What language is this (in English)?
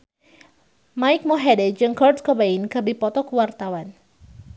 Sundanese